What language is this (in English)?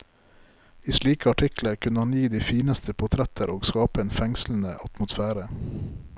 Norwegian